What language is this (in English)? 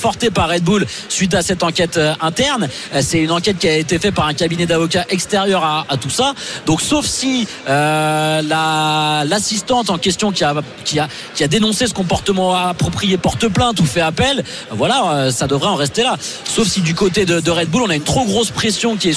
French